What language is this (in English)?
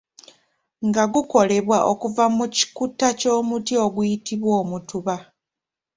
Ganda